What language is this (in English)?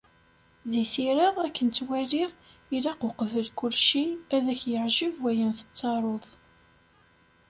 Kabyle